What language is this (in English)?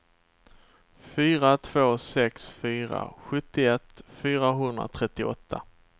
Swedish